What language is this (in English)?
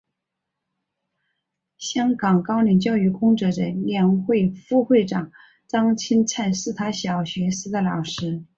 Chinese